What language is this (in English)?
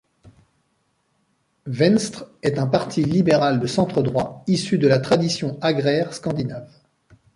French